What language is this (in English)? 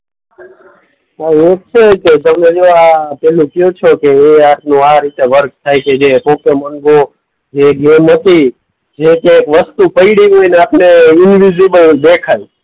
Gujarati